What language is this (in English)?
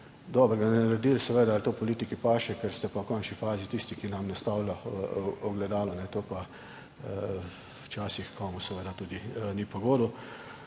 Slovenian